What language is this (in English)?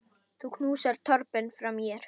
Icelandic